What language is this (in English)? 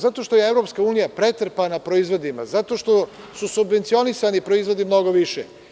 Serbian